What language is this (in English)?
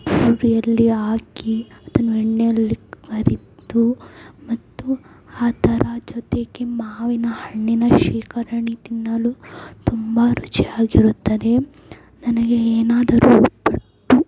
Kannada